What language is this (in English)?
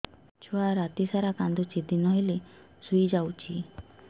Odia